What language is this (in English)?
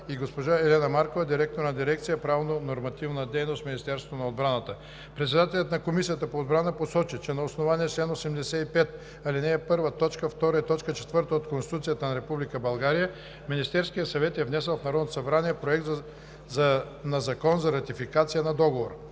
Bulgarian